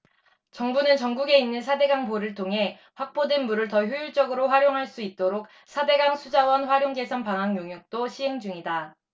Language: Korean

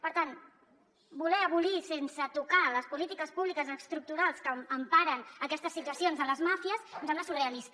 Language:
Catalan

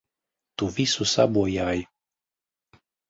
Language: Latvian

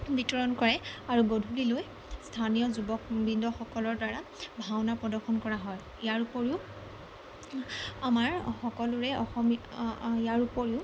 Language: Assamese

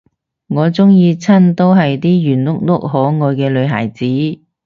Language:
Cantonese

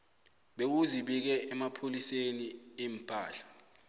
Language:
South Ndebele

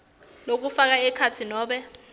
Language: Swati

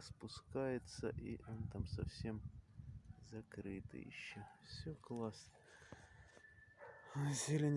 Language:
Russian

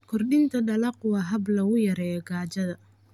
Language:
Somali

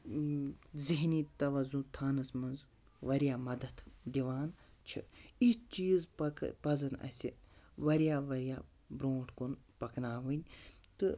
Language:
Kashmiri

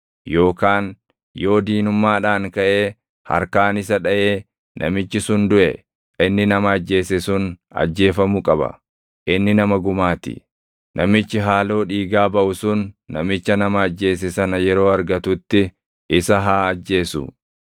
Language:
Oromo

